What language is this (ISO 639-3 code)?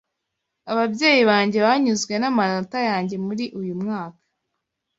kin